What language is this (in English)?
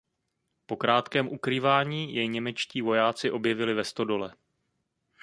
Czech